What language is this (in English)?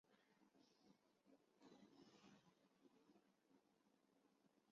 Chinese